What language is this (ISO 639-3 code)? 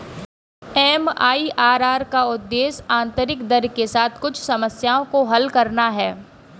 hin